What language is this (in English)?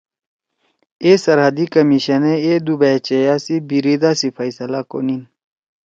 Torwali